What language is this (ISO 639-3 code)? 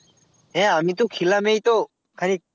ben